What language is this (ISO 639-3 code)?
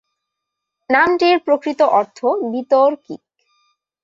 ben